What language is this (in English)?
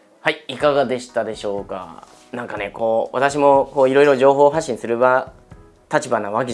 Japanese